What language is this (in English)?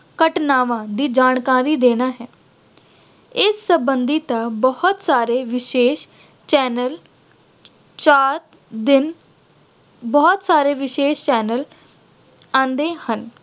Punjabi